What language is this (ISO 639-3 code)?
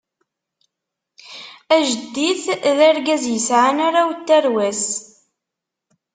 kab